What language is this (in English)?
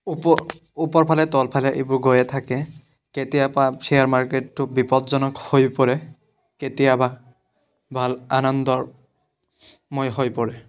Assamese